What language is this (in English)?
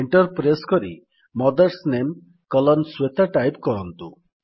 Odia